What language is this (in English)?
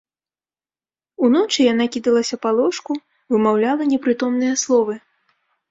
Belarusian